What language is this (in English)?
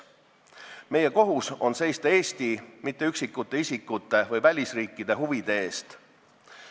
Estonian